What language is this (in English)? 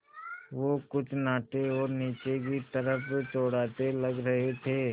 Hindi